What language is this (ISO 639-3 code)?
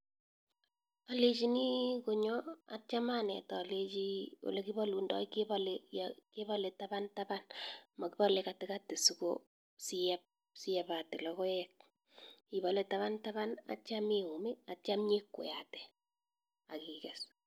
kln